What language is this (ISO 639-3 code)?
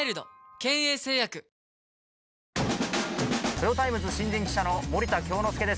jpn